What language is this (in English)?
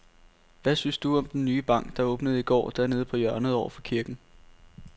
Danish